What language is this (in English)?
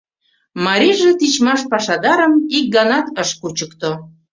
Mari